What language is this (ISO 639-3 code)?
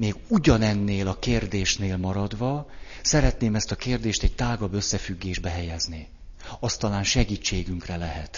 hun